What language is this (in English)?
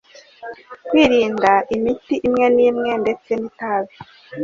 Kinyarwanda